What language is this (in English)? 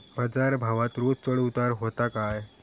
Marathi